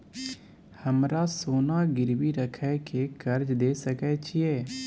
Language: Maithili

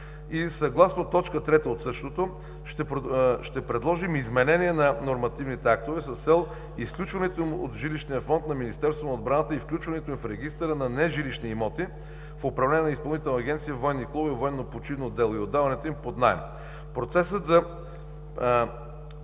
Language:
Bulgarian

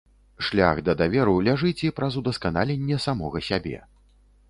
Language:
Belarusian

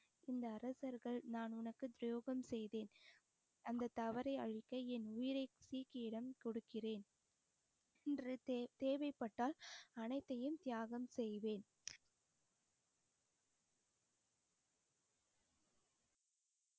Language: Tamil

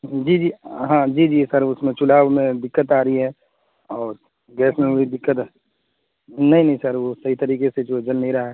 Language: Urdu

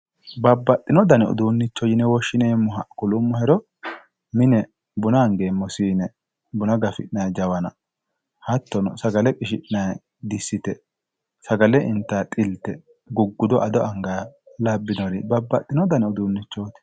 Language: Sidamo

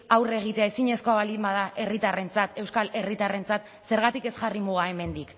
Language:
Basque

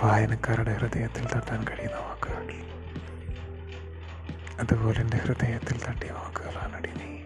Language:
Malayalam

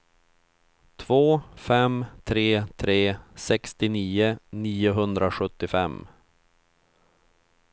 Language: Swedish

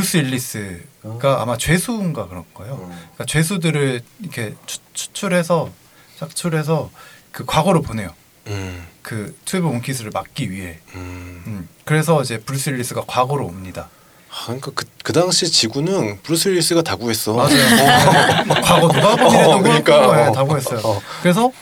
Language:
Korean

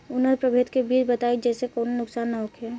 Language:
Bhojpuri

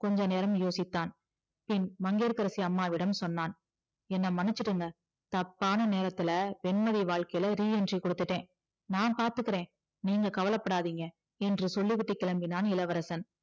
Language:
Tamil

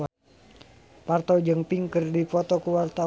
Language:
Sundanese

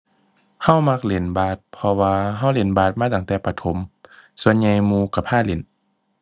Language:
Thai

